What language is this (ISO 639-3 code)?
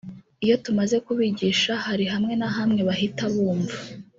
kin